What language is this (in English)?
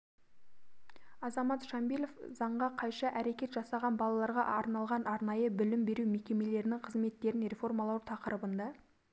Kazakh